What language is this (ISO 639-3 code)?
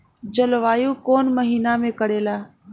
bho